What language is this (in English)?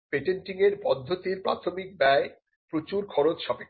Bangla